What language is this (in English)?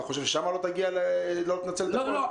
Hebrew